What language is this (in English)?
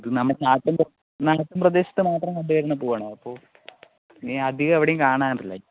Malayalam